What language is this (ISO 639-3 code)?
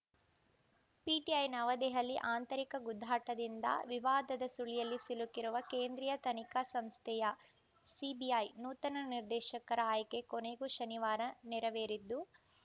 kan